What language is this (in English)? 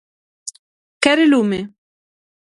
Galician